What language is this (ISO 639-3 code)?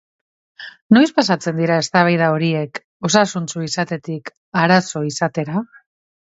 eus